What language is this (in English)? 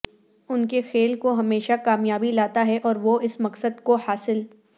Urdu